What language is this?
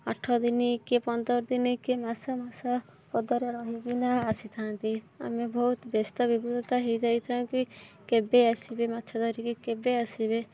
Odia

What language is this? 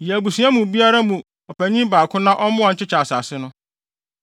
Akan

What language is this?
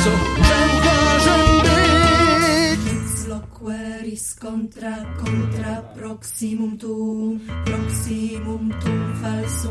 Polish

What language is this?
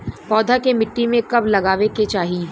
Bhojpuri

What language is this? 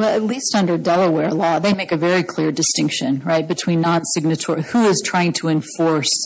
English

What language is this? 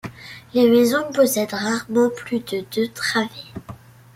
French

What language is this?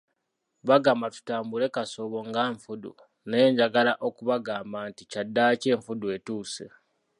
Ganda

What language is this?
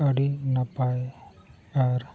Santali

